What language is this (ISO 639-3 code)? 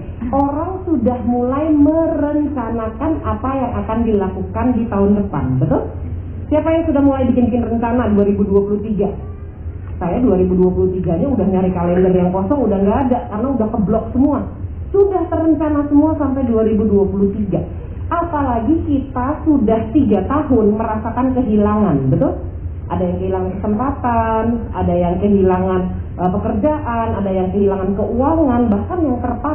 ind